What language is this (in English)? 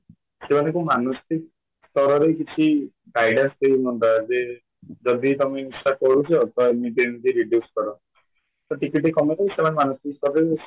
Odia